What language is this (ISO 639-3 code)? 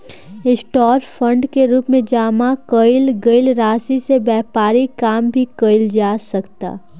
bho